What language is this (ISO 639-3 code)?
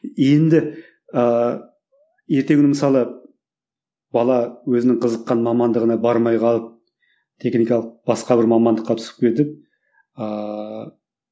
kaz